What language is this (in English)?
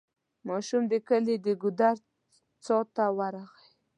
Pashto